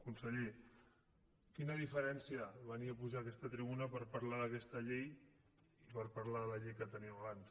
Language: Catalan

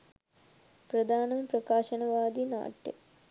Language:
Sinhala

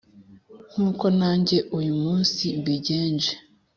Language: Kinyarwanda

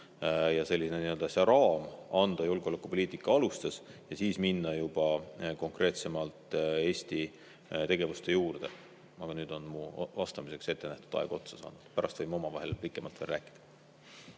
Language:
Estonian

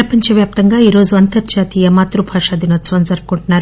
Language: Telugu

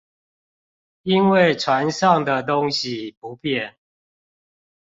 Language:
Chinese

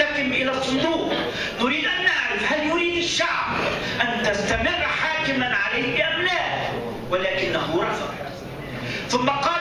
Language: Arabic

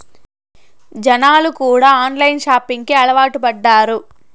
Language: Telugu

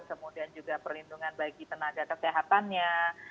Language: Indonesian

